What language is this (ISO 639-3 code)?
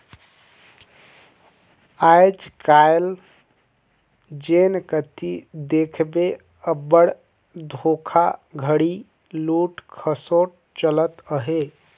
hne